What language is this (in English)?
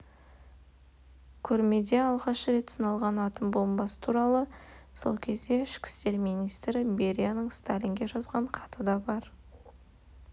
Kazakh